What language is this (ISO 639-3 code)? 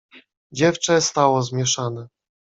pol